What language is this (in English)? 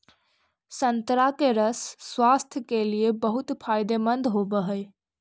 Magahi